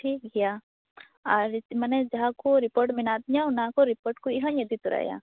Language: Santali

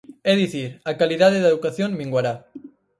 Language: Galician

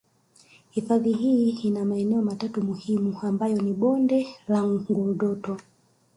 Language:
Swahili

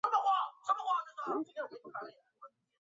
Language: Chinese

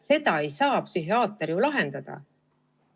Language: Estonian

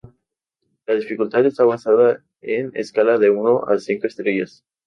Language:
Spanish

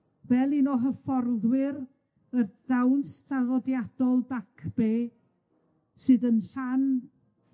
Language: Welsh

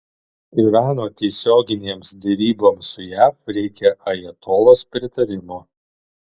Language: Lithuanian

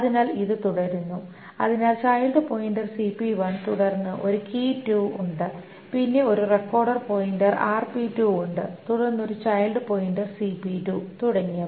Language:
Malayalam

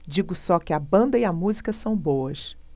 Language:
Portuguese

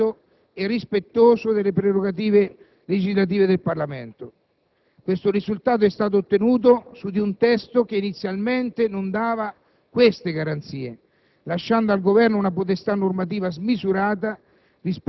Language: Italian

